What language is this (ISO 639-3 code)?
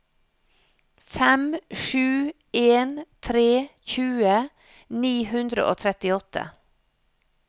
nor